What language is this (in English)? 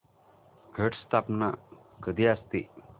Marathi